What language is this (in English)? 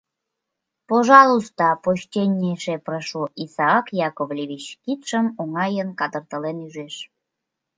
Mari